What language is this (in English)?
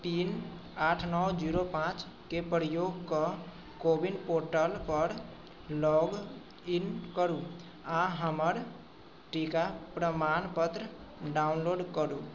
Maithili